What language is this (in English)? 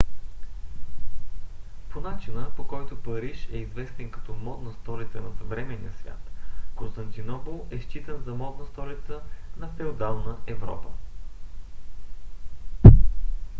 Bulgarian